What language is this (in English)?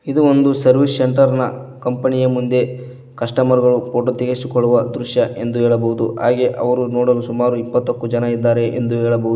Kannada